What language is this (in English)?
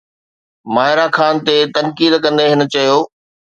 Sindhi